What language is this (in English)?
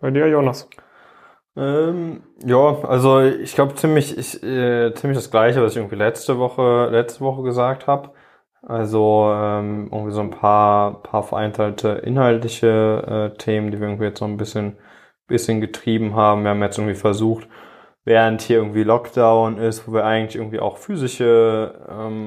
German